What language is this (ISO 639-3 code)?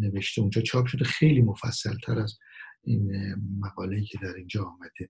fas